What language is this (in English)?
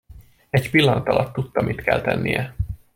Hungarian